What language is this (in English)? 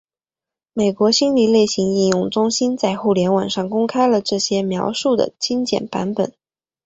Chinese